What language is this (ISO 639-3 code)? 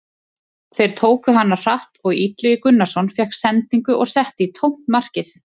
isl